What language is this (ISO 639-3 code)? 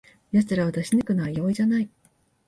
jpn